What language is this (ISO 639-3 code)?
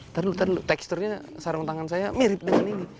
ind